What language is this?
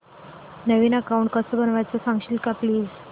Marathi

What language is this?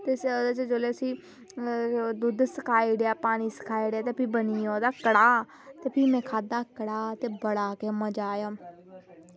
Dogri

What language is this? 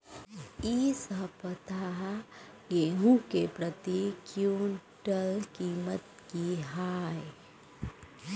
Maithili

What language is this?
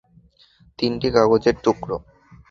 Bangla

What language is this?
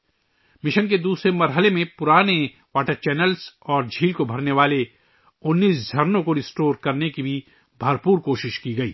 Urdu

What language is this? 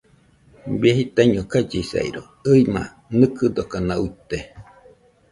Nüpode Huitoto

